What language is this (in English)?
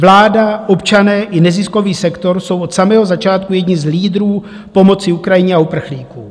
Czech